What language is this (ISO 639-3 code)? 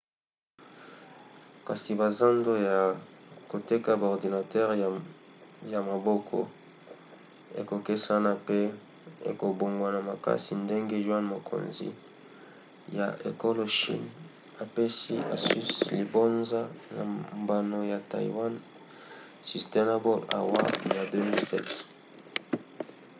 lin